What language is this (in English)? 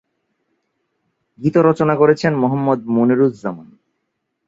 Bangla